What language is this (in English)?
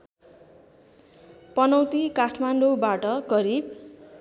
Nepali